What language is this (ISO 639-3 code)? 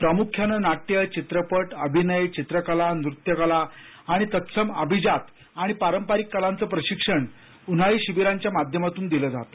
mar